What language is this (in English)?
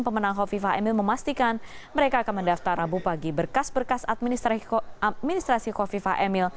Indonesian